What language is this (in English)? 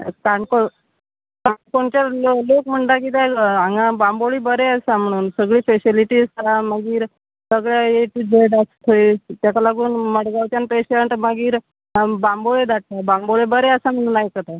Konkani